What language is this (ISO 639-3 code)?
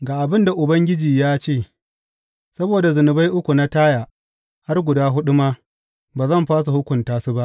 hau